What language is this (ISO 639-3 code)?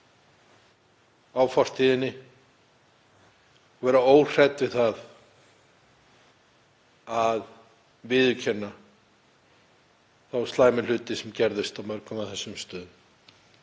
isl